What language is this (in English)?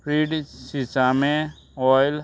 Konkani